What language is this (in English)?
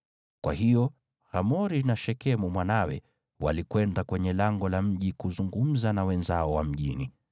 Swahili